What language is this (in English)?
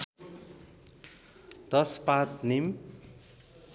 Nepali